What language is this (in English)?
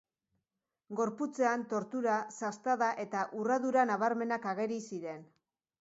Basque